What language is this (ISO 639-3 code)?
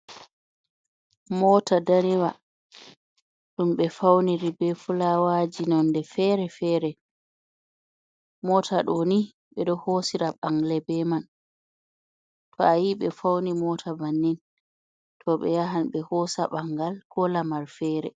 ful